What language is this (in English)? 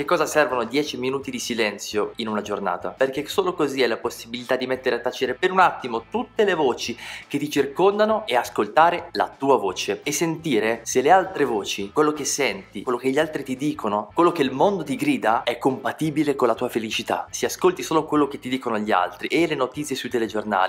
Italian